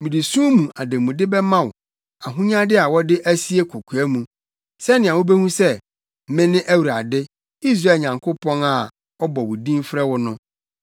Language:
Akan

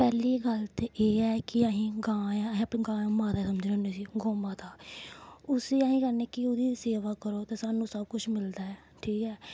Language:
Dogri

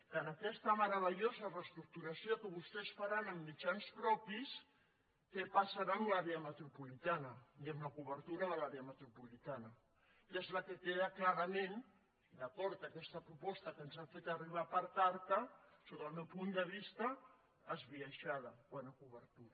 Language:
Catalan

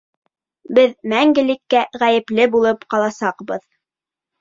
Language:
Bashkir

